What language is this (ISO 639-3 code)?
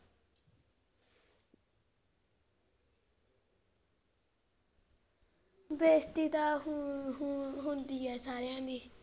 pan